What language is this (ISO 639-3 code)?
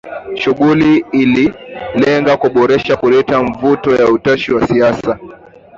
swa